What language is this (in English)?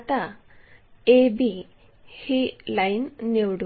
Marathi